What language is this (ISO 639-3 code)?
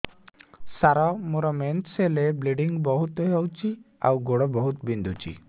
ori